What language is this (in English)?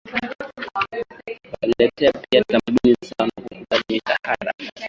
Swahili